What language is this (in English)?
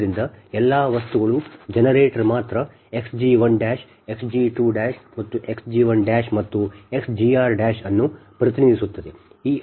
Kannada